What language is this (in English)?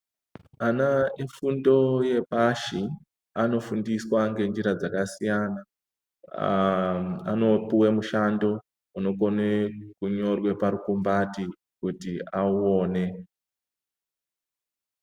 Ndau